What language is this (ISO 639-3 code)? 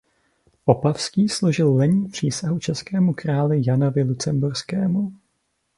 ces